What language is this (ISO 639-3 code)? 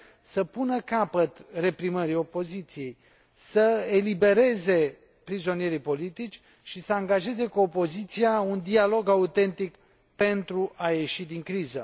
ron